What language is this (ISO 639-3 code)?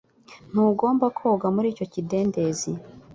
kin